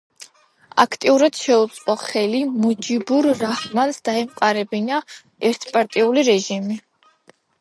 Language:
Georgian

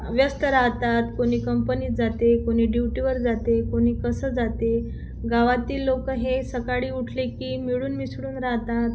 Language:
Marathi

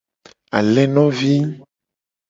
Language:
Gen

